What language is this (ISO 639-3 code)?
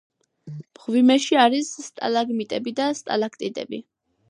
kat